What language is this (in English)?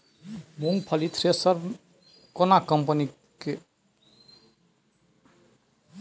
Maithili